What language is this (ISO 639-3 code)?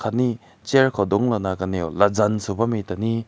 nbu